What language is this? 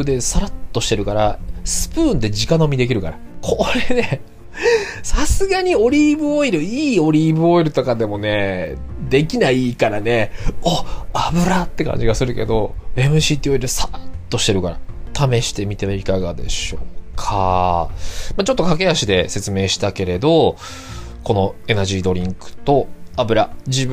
Japanese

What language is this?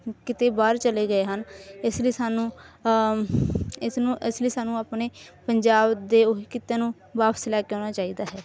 Punjabi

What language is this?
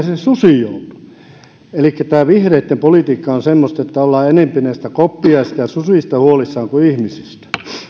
Finnish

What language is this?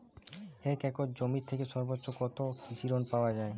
Bangla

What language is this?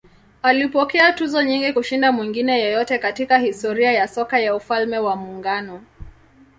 Swahili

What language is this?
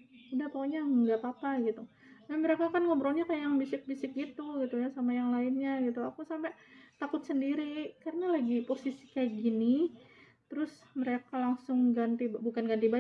Indonesian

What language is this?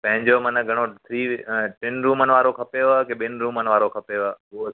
Sindhi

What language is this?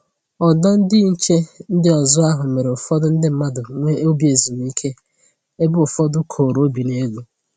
Igbo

